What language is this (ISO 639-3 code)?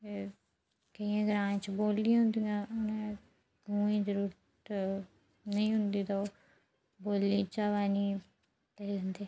doi